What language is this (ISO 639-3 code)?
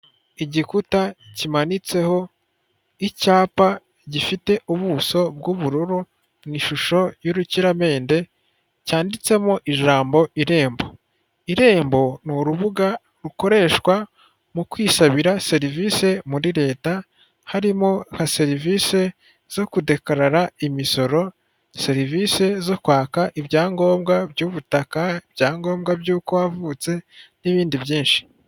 kin